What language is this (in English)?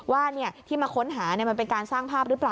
Thai